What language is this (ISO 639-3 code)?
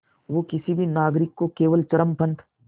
hin